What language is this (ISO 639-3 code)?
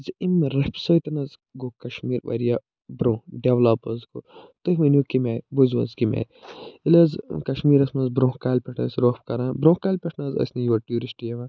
kas